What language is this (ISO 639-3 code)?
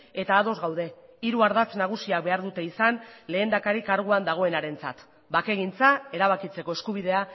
eus